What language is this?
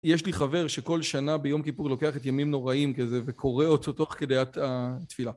Hebrew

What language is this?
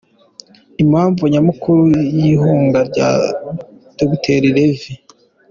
Kinyarwanda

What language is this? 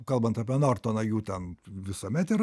Lithuanian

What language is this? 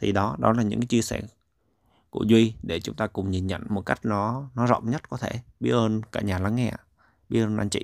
Vietnamese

